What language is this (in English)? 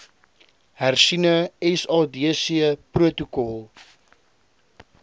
Afrikaans